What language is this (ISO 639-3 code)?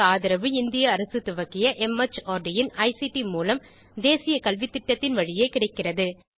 tam